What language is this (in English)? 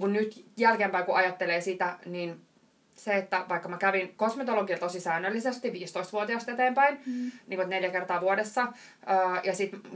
Finnish